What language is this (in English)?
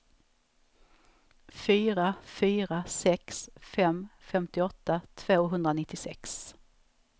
Swedish